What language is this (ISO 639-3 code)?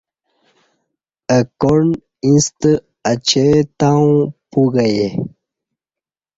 bsh